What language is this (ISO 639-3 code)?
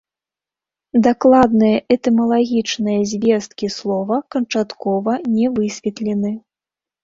bel